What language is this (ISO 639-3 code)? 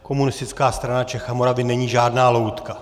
ces